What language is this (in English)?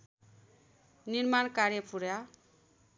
Nepali